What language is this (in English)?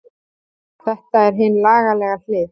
Icelandic